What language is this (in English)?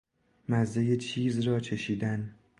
Persian